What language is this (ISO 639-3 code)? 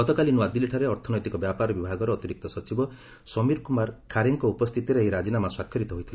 ori